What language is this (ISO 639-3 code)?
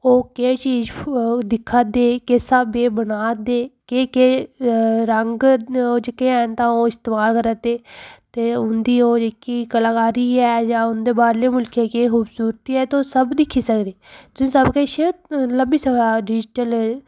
doi